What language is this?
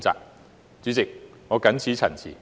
Cantonese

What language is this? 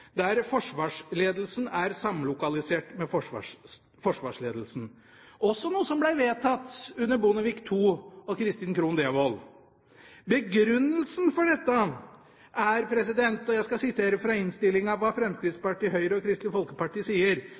Norwegian Bokmål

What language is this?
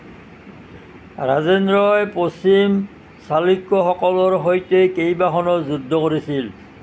Assamese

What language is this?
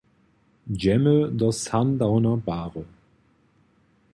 Upper Sorbian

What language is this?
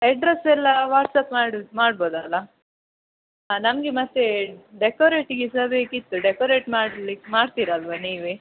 Kannada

